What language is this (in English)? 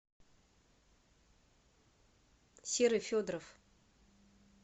Russian